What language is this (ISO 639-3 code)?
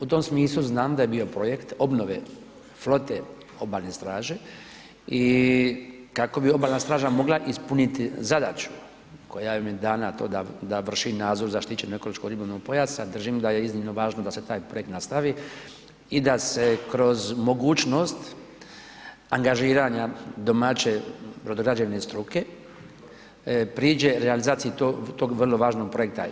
hrv